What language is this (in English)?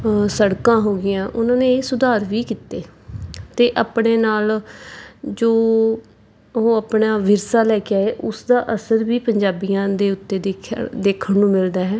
Punjabi